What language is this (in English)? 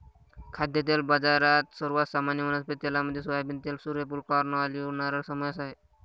Marathi